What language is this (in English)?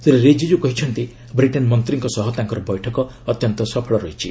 Odia